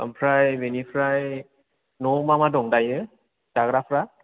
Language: Bodo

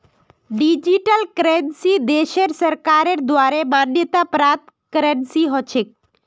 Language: Magahi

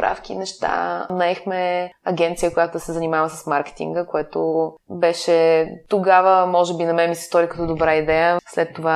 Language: Bulgarian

